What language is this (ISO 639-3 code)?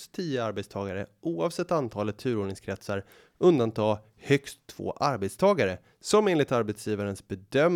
swe